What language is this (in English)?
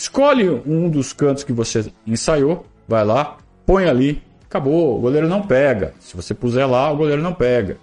Portuguese